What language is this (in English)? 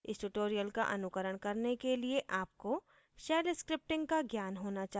Hindi